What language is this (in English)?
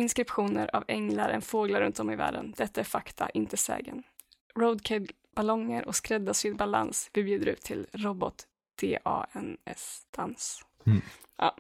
Swedish